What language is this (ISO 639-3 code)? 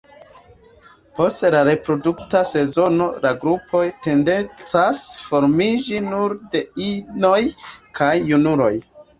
epo